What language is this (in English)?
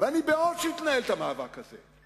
Hebrew